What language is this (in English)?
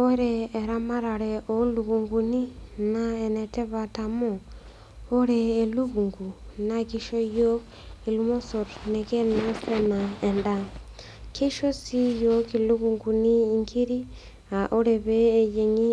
Masai